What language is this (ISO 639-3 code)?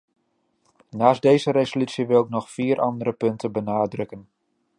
nld